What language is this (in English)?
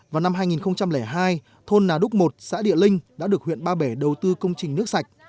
Vietnamese